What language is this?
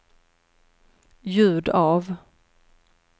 Swedish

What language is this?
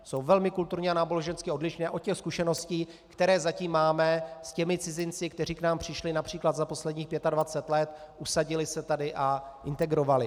Czech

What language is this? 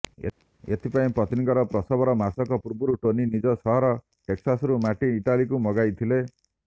Odia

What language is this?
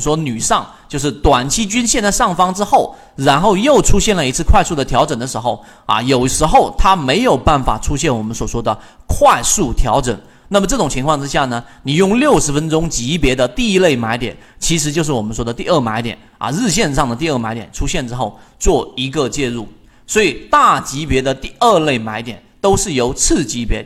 Chinese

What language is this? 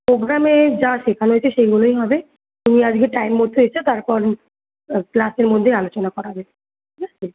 Bangla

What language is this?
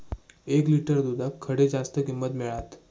Marathi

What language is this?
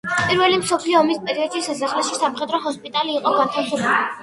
Georgian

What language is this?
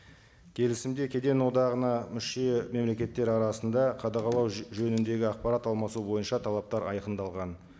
Kazakh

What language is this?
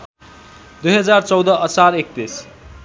Nepali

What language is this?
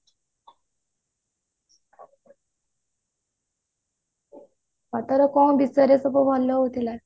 Odia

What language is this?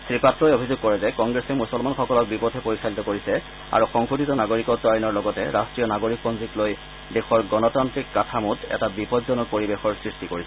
Assamese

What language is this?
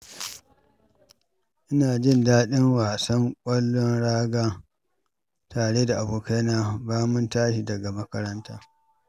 Hausa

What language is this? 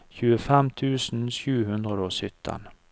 Norwegian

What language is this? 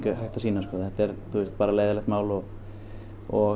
Icelandic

